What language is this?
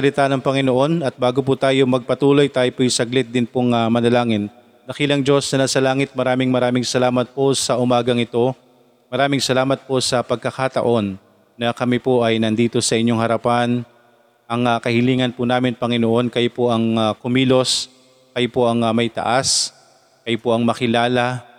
Filipino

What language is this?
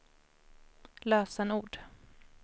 Swedish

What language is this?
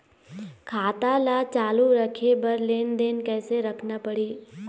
Chhattisgarhi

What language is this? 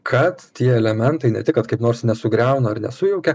Lithuanian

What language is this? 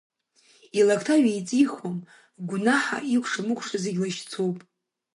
Abkhazian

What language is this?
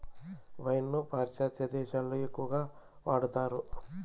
Telugu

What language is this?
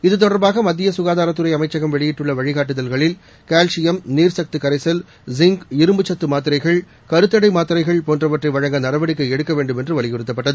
Tamil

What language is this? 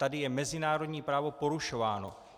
Czech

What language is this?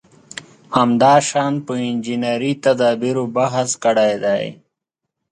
Pashto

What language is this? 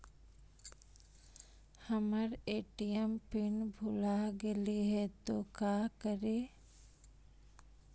Magahi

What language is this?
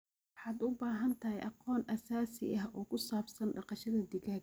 Somali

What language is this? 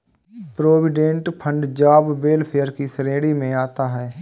Hindi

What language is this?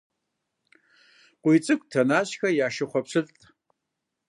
Kabardian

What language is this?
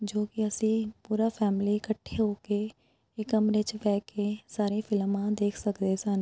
Punjabi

